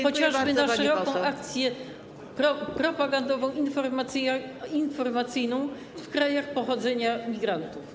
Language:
Polish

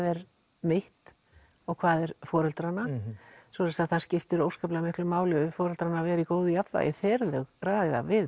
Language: Icelandic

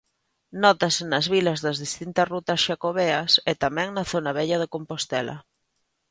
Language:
Galician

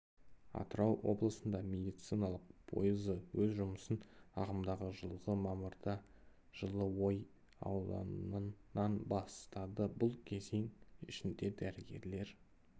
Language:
Kazakh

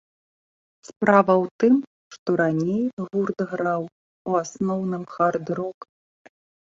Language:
Belarusian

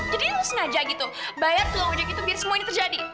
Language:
Indonesian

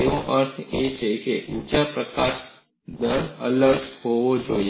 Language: Gujarati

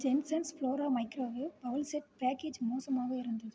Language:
Tamil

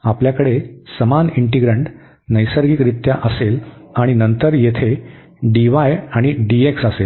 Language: Marathi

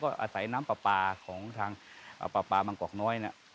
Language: Thai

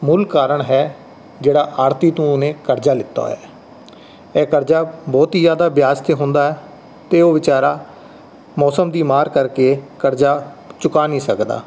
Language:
Punjabi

